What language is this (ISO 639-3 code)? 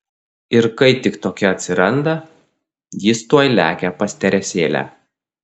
lit